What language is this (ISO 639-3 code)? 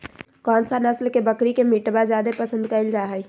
mag